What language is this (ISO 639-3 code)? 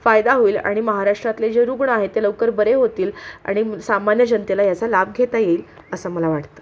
mar